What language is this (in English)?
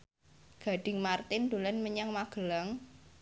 Javanese